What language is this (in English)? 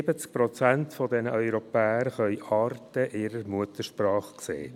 Swiss German